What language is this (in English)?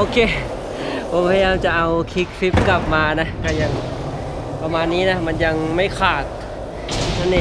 Thai